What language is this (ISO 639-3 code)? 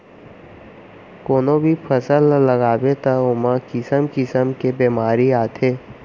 hne